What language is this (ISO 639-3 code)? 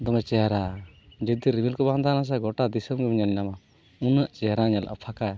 sat